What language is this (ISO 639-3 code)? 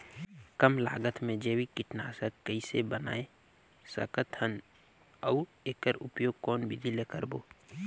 hne